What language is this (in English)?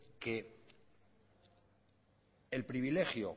Spanish